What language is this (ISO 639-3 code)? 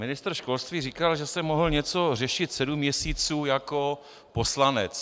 ces